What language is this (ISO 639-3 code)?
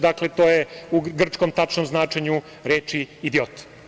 srp